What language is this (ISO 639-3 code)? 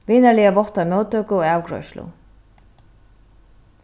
fao